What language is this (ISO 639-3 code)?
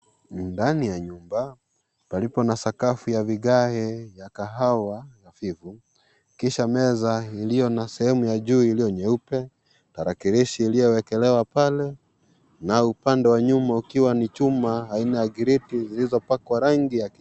swa